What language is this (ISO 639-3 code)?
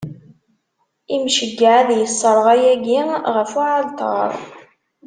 kab